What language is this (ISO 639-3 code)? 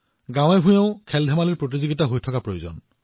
asm